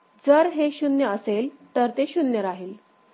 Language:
Marathi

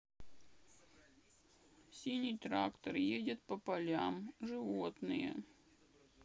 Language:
Russian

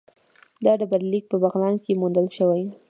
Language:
Pashto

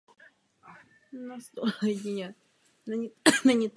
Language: Czech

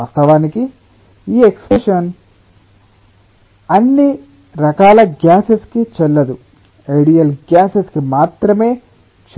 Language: Telugu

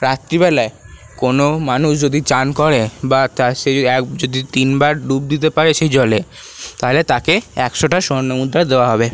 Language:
Bangla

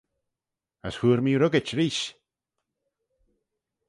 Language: Manx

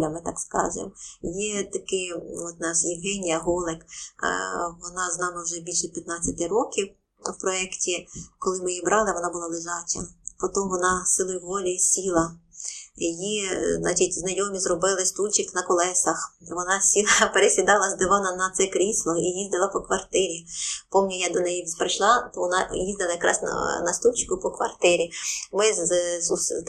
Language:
Ukrainian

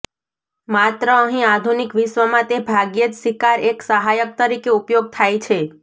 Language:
Gujarati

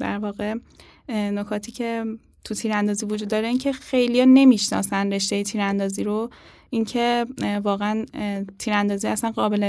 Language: Persian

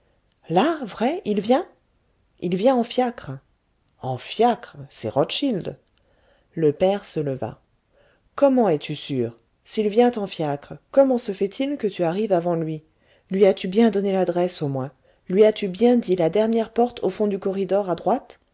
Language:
French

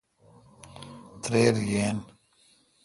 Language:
Kalkoti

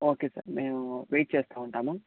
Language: Telugu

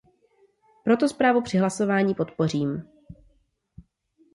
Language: Czech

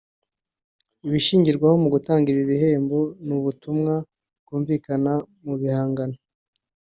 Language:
Kinyarwanda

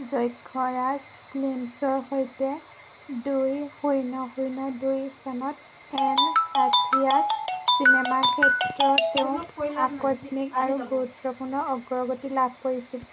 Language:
Assamese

